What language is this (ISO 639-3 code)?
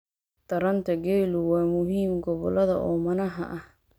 som